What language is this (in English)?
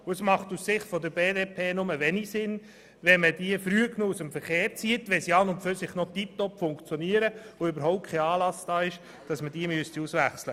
Swiss German